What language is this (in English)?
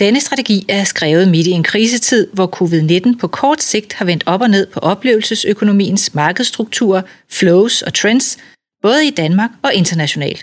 Danish